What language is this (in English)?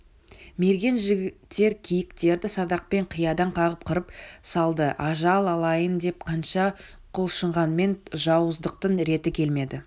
Kazakh